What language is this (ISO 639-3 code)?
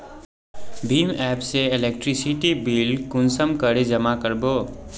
mag